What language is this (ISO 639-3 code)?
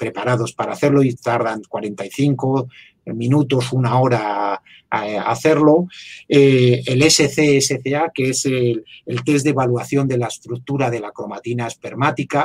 spa